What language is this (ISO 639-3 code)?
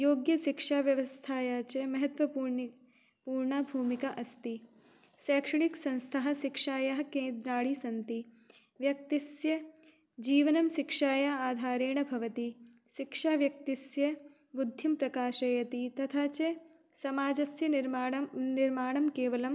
san